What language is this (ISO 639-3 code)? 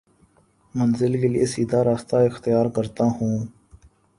urd